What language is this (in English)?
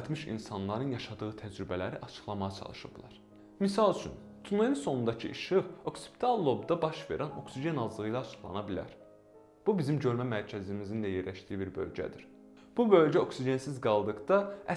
Azerbaijani